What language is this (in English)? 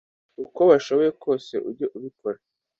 Kinyarwanda